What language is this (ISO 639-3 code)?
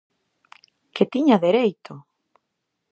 glg